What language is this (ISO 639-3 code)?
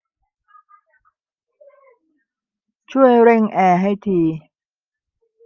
tha